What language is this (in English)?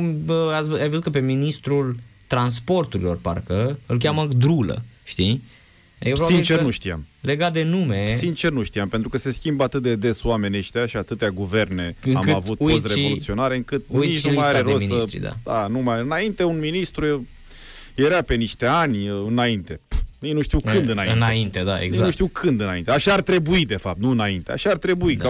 Romanian